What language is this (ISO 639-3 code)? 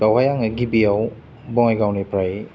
brx